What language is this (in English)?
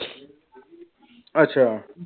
Punjabi